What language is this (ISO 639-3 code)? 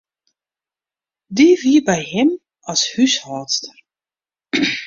fry